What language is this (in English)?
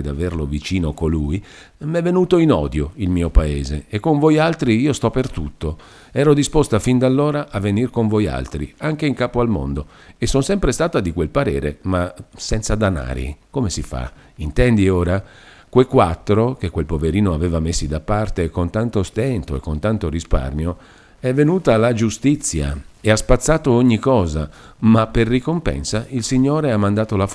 Italian